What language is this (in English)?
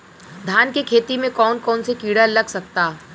Bhojpuri